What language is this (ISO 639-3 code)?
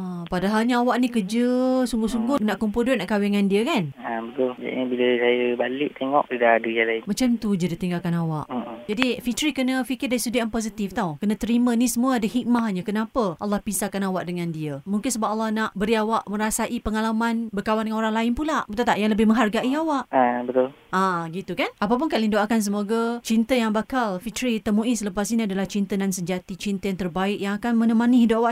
msa